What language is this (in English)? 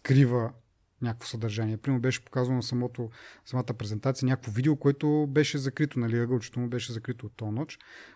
Bulgarian